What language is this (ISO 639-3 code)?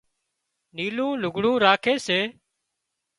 kxp